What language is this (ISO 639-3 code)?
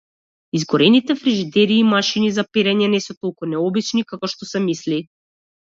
mkd